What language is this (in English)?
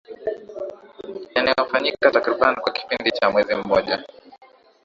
Swahili